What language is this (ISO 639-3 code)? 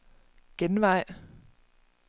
dan